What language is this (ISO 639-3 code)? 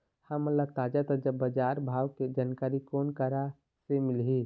hne